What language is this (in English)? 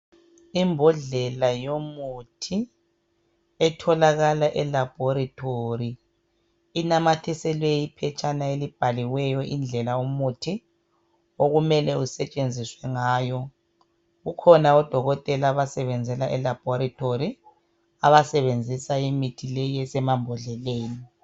North Ndebele